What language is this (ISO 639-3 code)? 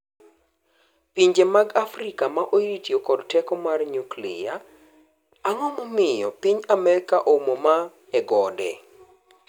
luo